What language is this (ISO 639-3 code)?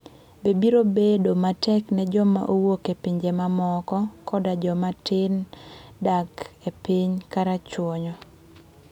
luo